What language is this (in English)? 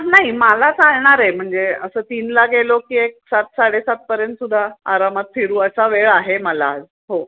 Marathi